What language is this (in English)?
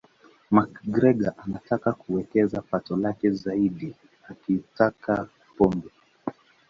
Swahili